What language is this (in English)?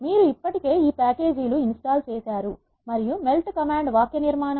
Telugu